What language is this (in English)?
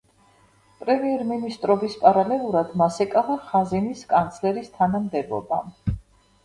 Georgian